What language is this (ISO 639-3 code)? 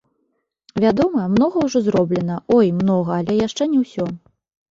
bel